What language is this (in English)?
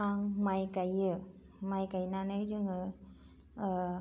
Bodo